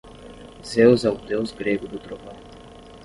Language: Portuguese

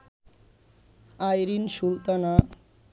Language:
Bangla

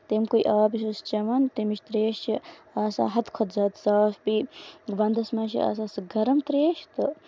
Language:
Kashmiri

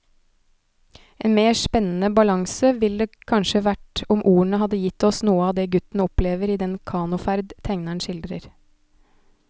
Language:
Norwegian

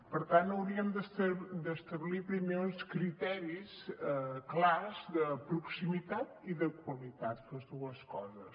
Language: Catalan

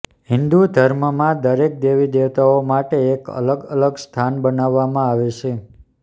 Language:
Gujarati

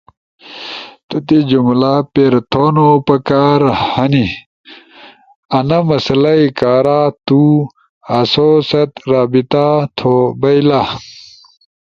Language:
Ushojo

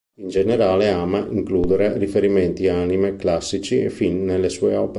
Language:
Italian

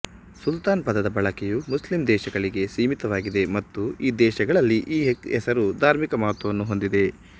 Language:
Kannada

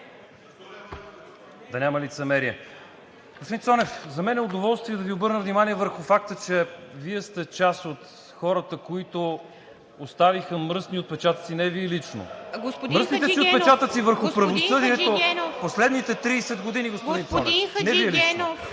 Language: Bulgarian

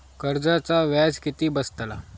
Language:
Marathi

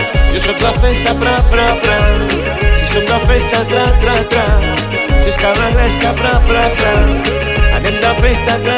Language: Catalan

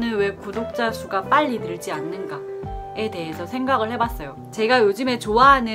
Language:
Korean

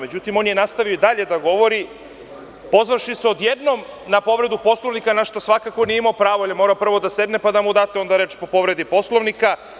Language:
Serbian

